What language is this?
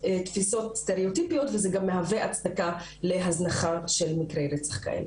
Hebrew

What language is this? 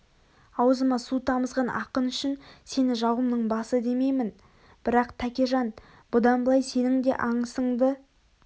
Kazakh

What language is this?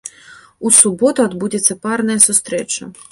Belarusian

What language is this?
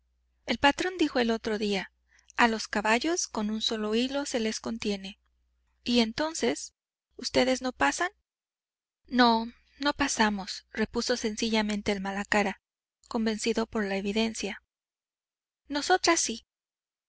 Spanish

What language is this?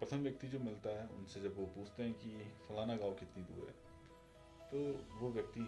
Hindi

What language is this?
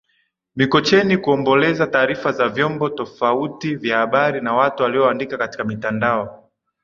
Swahili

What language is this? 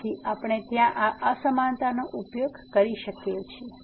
Gujarati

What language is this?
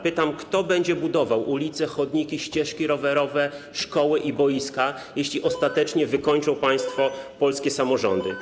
Polish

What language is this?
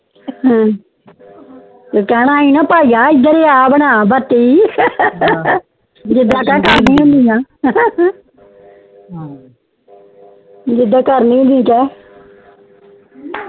Punjabi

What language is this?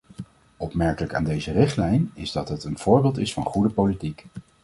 Dutch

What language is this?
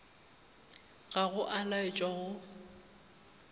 Northern Sotho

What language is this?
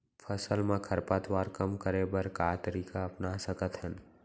Chhattisgarhi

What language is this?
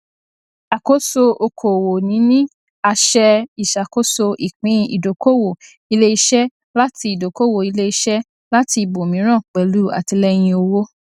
Yoruba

